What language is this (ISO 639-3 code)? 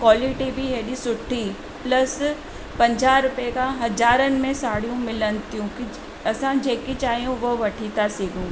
snd